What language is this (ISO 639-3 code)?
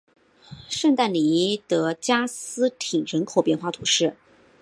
zho